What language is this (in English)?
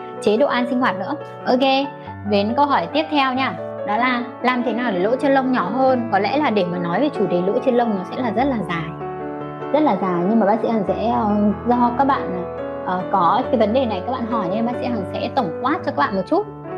Vietnamese